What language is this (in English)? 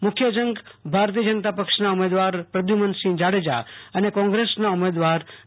Gujarati